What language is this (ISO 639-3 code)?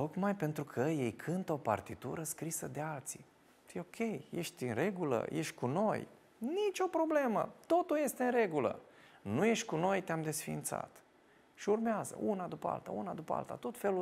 ron